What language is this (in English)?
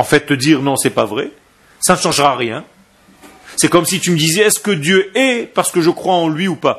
French